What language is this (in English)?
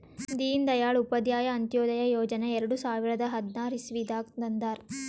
Kannada